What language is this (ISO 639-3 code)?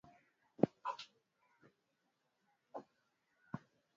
swa